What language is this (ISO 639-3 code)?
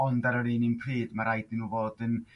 cym